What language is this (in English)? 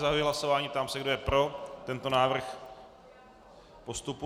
Czech